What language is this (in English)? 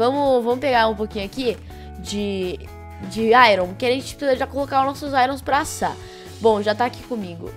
Portuguese